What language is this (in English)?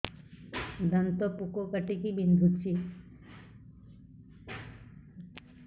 Odia